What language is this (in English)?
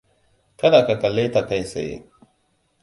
Hausa